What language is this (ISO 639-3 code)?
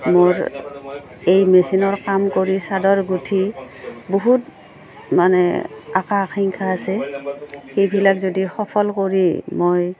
asm